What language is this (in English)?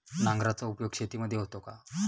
Marathi